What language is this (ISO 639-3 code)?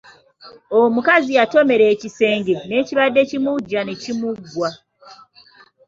lug